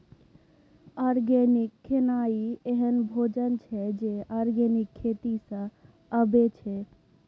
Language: Maithili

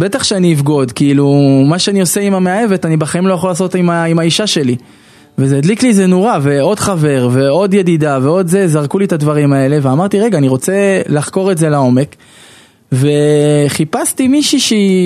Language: Hebrew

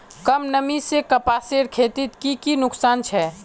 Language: Magahi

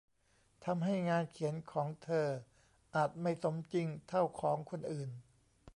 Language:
Thai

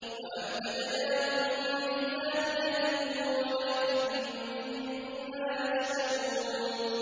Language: Arabic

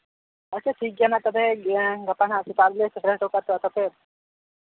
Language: Santali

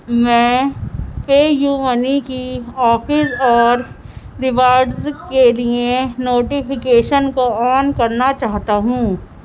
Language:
Urdu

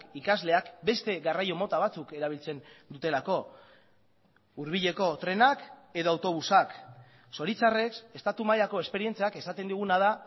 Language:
Basque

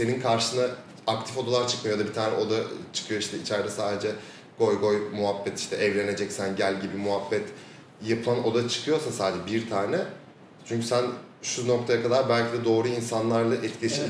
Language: Turkish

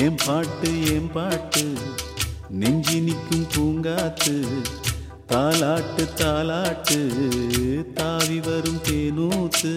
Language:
Tamil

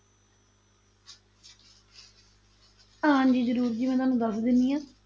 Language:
Punjabi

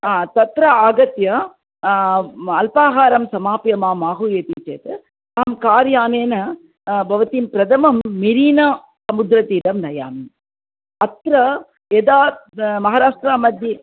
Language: Sanskrit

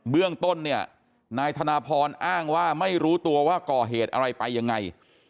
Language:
Thai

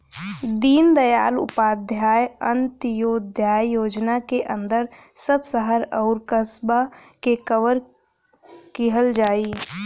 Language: Bhojpuri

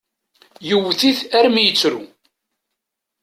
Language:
Kabyle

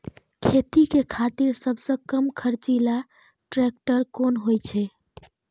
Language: Maithili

